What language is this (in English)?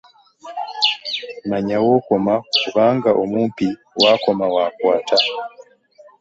Ganda